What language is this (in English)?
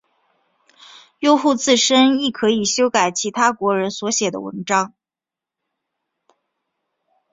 Chinese